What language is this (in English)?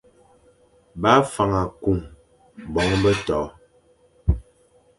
Fang